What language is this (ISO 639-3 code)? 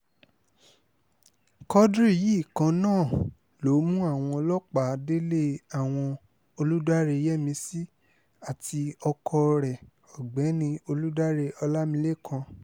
yor